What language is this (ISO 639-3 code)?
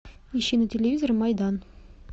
rus